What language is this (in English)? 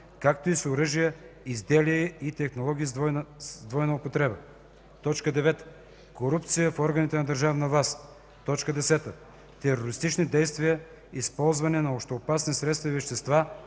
Bulgarian